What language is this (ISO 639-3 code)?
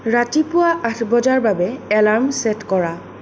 asm